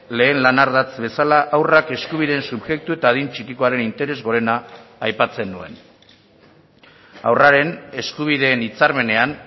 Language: Basque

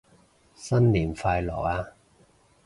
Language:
Cantonese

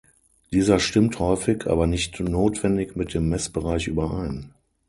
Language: German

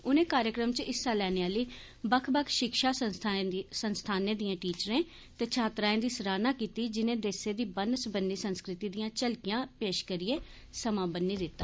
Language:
Dogri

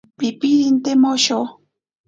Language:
Ashéninka Perené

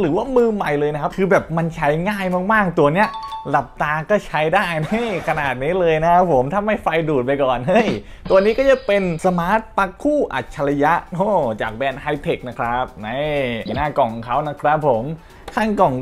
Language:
Thai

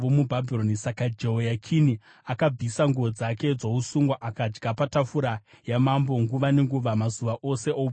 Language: Shona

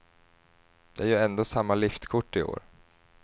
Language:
Swedish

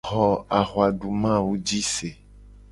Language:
Gen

